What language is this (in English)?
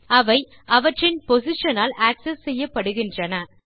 Tamil